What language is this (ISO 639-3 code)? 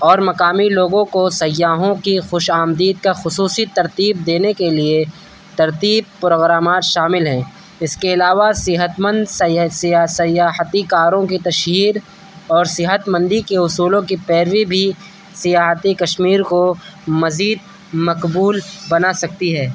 urd